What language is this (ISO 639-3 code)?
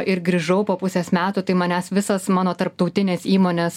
lit